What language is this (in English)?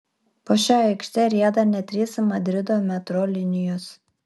Lithuanian